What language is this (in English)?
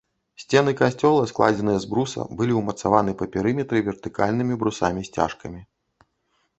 Belarusian